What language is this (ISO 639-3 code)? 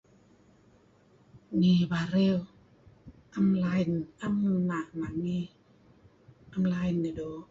kzi